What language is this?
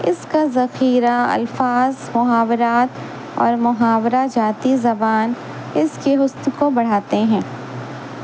Urdu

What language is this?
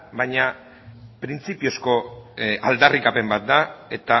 Basque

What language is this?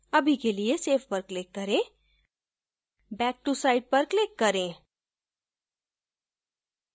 Hindi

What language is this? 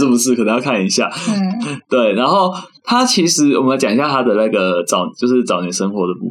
Chinese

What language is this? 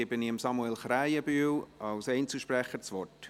Swiss German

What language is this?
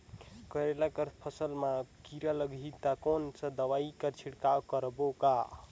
Chhattisgarhi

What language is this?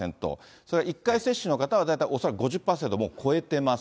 Japanese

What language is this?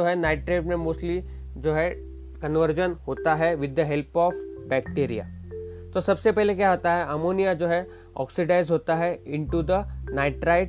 Hindi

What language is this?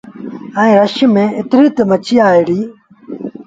Sindhi Bhil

